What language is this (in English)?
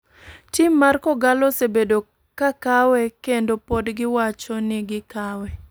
Luo (Kenya and Tanzania)